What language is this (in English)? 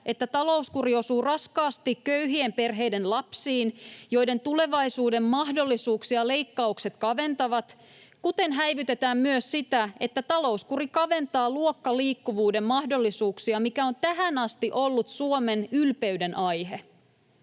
Finnish